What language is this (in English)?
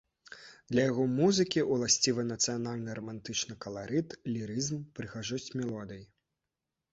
Belarusian